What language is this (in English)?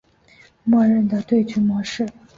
Chinese